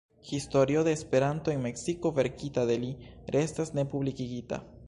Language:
Esperanto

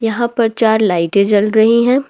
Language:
Hindi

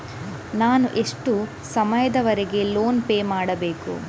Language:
Kannada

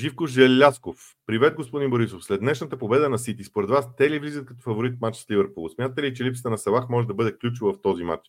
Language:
Bulgarian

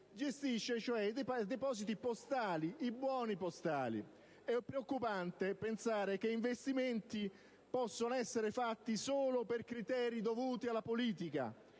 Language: Italian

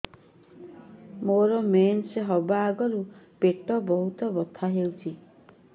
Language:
Odia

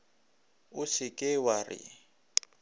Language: Northern Sotho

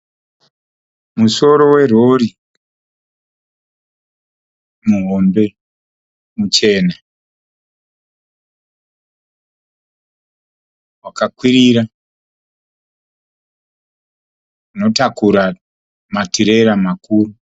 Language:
Shona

